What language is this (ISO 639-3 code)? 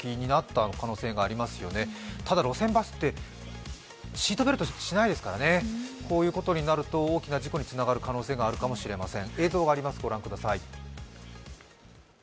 jpn